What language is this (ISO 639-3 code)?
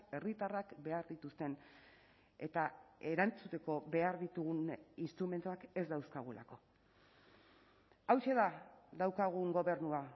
eus